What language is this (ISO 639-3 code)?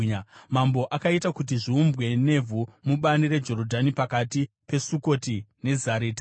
sna